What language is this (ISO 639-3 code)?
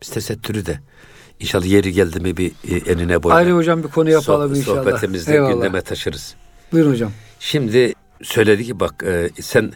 tur